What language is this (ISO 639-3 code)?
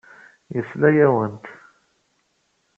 kab